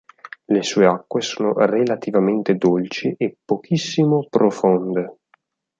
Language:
Italian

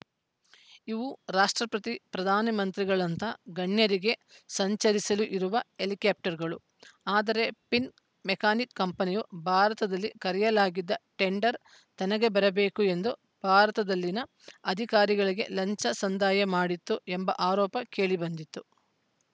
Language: Kannada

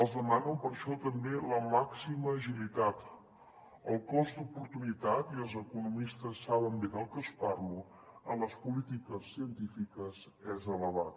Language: Catalan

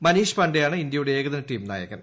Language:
Malayalam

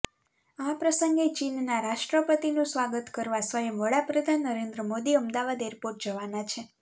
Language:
Gujarati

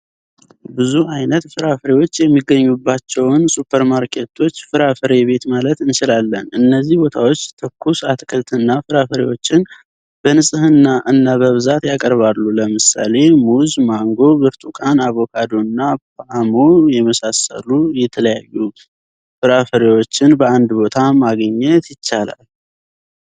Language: Amharic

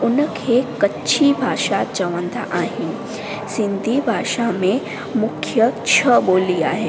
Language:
Sindhi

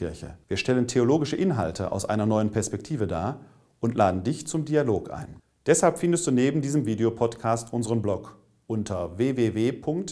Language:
German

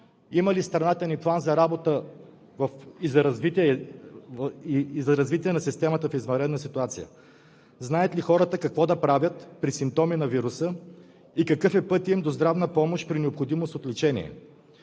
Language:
Bulgarian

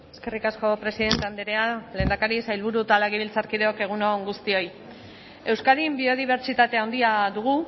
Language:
Basque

